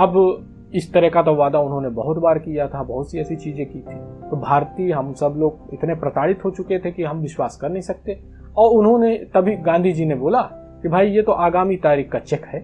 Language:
Hindi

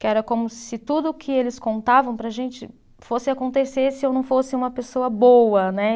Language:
Portuguese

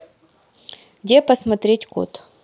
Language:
Russian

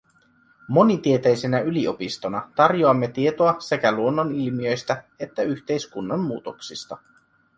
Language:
Finnish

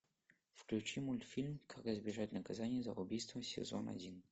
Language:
Russian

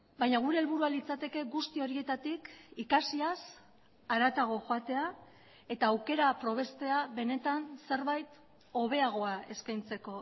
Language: Basque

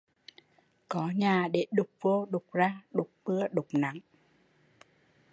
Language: Vietnamese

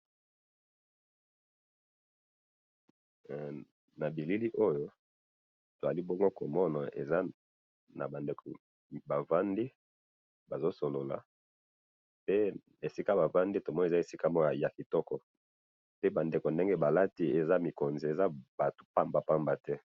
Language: Lingala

